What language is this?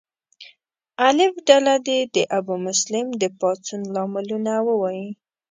Pashto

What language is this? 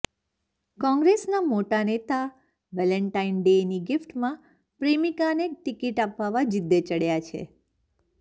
Gujarati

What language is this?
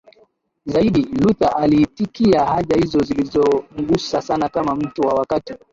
Swahili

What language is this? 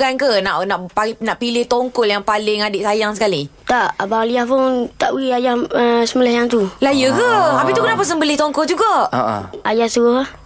Malay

